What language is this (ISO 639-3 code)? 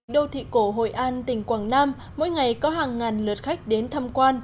vie